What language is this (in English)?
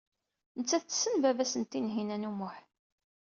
Kabyle